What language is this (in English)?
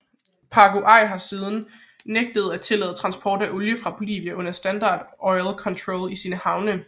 Danish